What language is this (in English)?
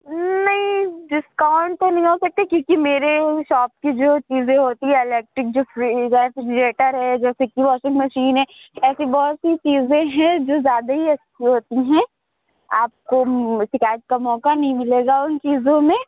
Urdu